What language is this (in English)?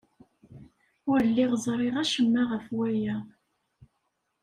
Kabyle